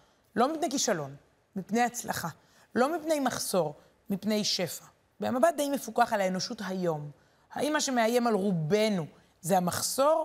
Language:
Hebrew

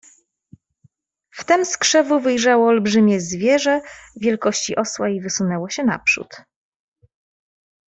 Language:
Polish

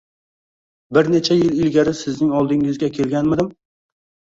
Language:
Uzbek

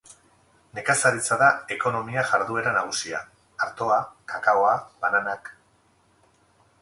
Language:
Basque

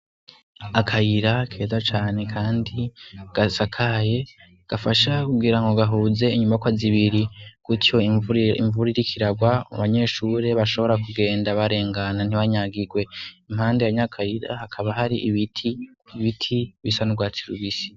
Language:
Rundi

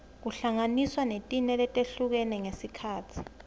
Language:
Swati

